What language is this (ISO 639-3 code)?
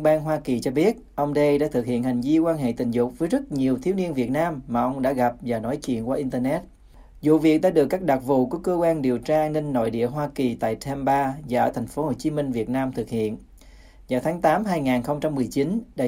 vie